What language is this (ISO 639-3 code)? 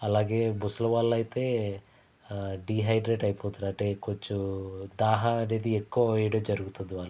tel